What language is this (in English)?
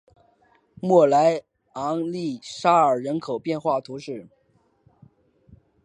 Chinese